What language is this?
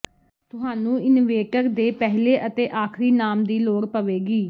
Punjabi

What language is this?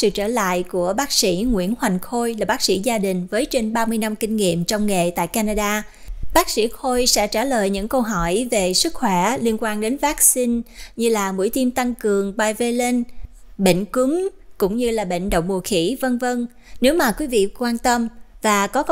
Vietnamese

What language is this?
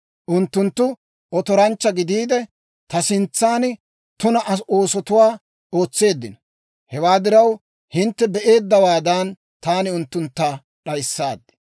Dawro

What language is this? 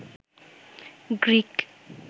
Bangla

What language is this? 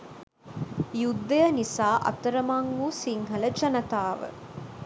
Sinhala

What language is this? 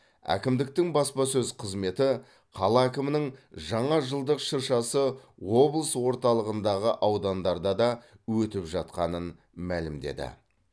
Kazakh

